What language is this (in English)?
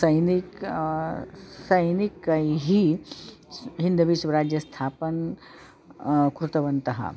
Sanskrit